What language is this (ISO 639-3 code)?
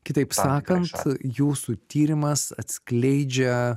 lit